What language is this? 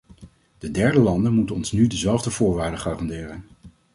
Dutch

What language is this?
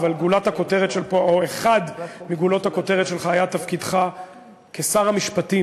Hebrew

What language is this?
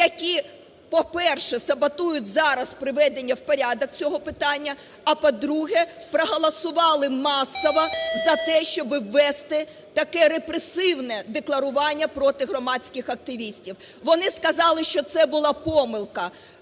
Ukrainian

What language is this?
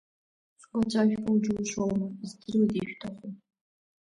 Abkhazian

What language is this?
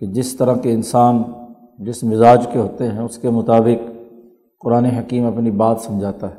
Urdu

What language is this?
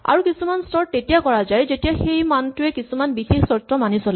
Assamese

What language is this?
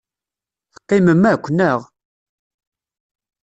Kabyle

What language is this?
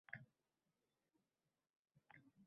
Uzbek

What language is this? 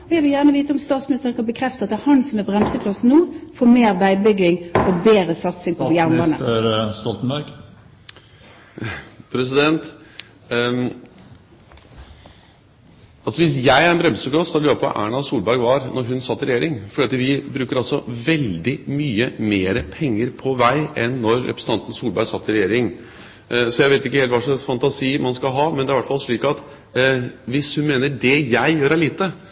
Norwegian Bokmål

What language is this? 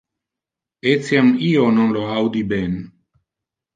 Interlingua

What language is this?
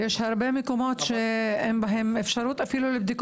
Hebrew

